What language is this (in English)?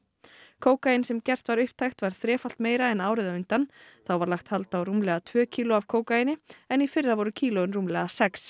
Icelandic